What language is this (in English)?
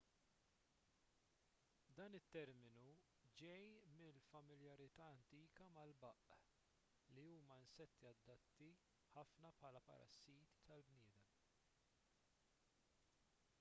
Maltese